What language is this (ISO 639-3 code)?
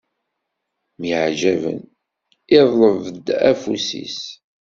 kab